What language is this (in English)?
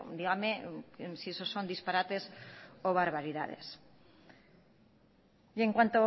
Spanish